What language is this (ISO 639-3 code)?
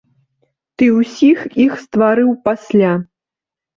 bel